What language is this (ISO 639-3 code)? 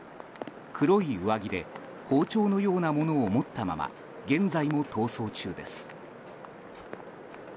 jpn